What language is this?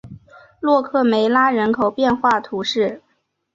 Chinese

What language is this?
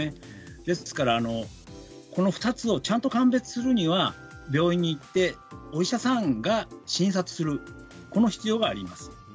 Japanese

